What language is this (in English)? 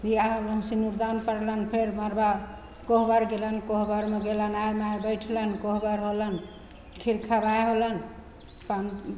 Maithili